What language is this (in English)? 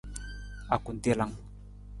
Nawdm